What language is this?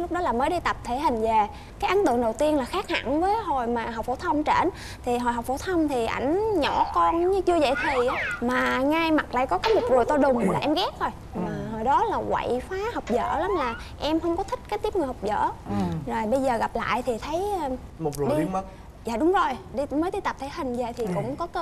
Vietnamese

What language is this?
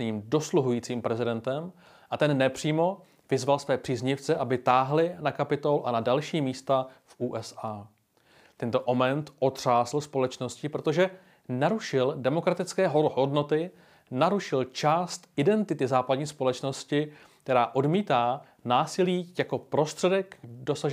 Czech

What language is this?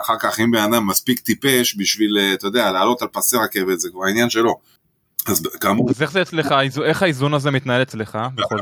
Hebrew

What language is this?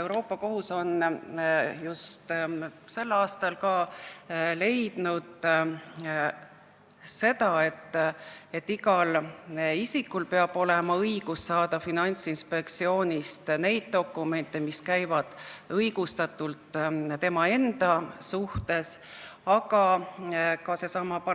Estonian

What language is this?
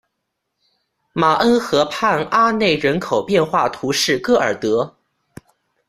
Chinese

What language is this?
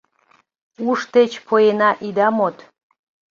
Mari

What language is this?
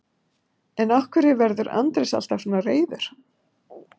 Icelandic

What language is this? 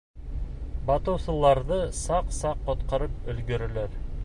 Bashkir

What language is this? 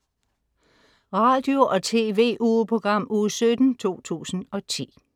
Danish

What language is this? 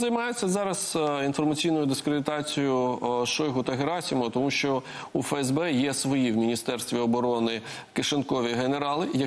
Ukrainian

